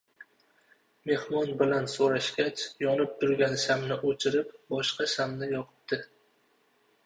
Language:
Uzbek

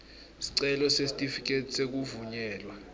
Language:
Swati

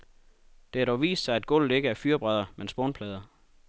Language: Danish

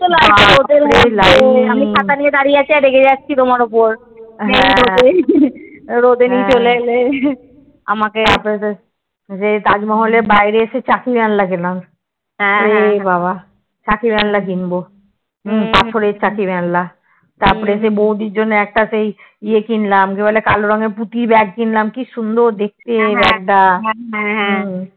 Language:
Bangla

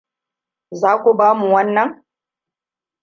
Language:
Hausa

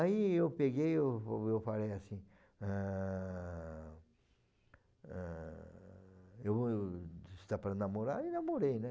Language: Portuguese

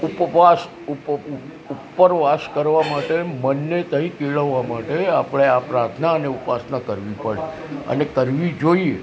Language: Gujarati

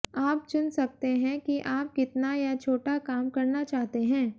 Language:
Hindi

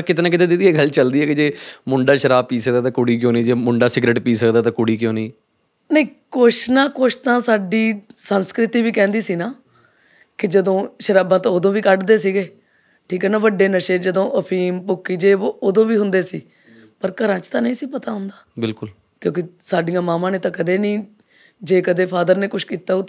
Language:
Punjabi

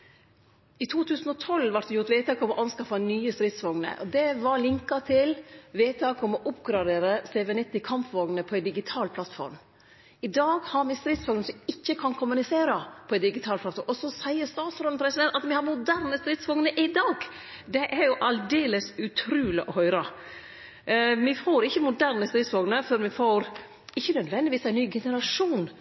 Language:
Norwegian Nynorsk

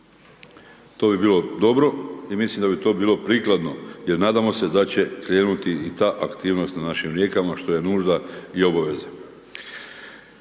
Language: Croatian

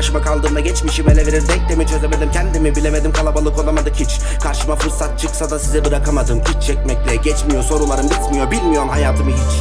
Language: Turkish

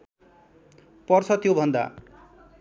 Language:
Nepali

